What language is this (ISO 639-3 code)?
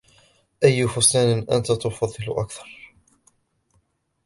ara